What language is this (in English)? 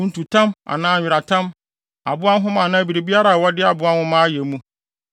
Akan